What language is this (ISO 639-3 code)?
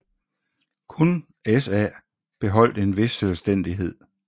dan